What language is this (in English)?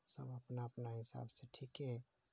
Maithili